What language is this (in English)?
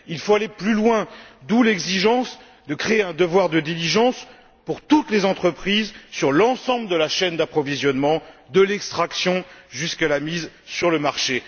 French